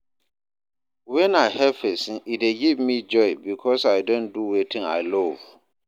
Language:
Nigerian Pidgin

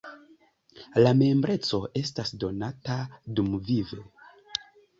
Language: Esperanto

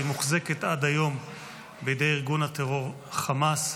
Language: Hebrew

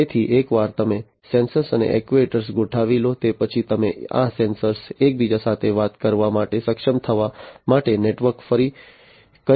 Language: Gujarati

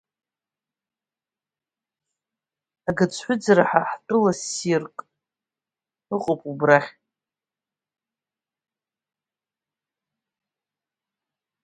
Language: Abkhazian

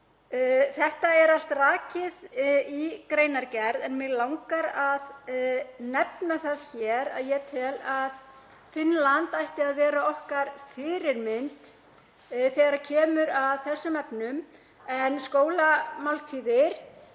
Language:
Icelandic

